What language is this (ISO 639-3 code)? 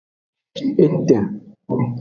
ajg